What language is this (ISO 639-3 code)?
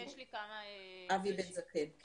heb